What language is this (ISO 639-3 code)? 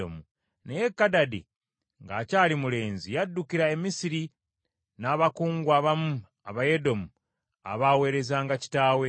lug